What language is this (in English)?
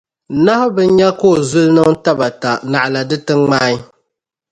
Dagbani